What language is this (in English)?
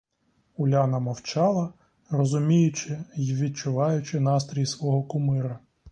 Ukrainian